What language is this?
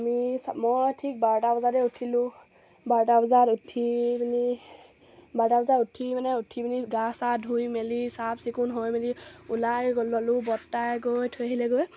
Assamese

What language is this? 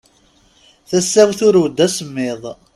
Kabyle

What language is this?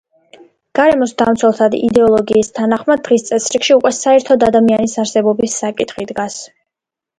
Georgian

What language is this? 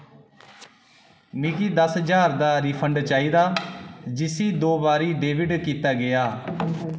Dogri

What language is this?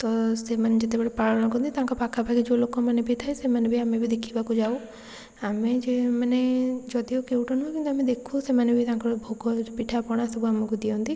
Odia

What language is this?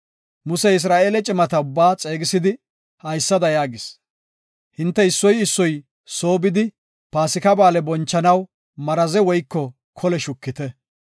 Gofa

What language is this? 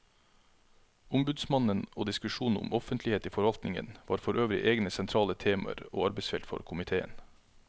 Norwegian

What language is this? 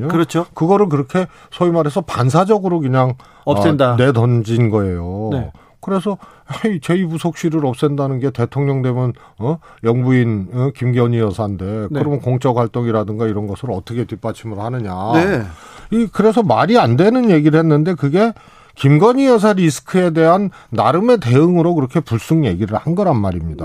Korean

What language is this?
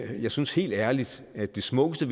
Danish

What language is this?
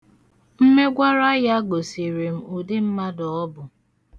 Igbo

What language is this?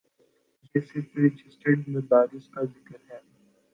Urdu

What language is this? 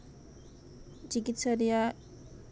Santali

